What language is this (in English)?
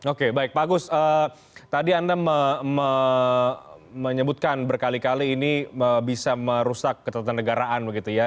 Indonesian